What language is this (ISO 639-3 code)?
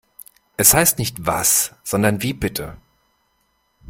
deu